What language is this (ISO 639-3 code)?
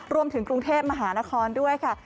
tha